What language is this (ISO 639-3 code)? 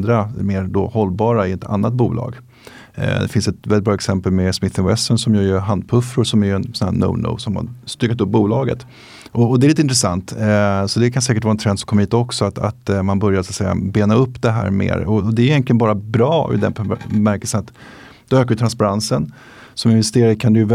swe